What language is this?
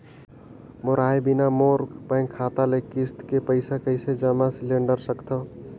Chhattisgarhi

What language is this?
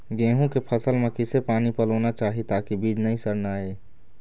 Chhattisgarhi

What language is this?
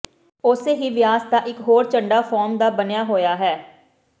Punjabi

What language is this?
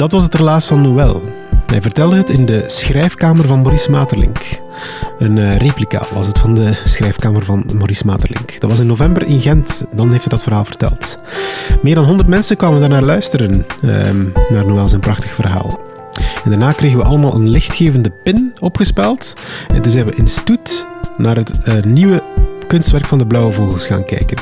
Dutch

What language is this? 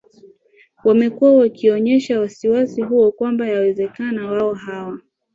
Swahili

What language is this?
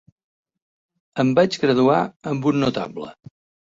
Catalan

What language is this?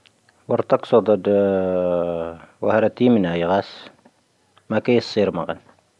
Tahaggart Tamahaq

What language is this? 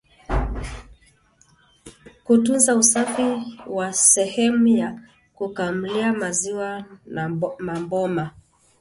Swahili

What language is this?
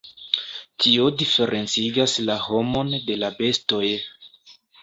Esperanto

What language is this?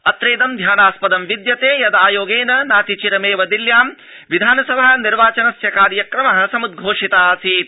Sanskrit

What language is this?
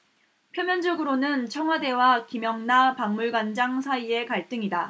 Korean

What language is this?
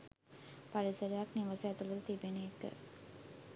Sinhala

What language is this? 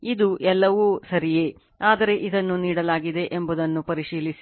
Kannada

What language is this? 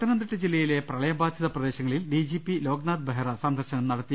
Malayalam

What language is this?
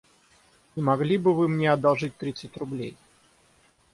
Russian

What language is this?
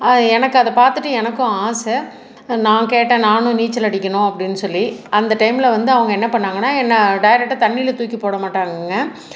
Tamil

